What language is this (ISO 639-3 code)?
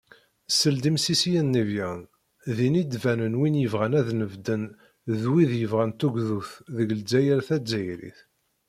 kab